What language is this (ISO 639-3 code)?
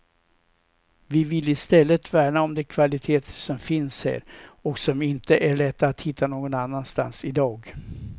swe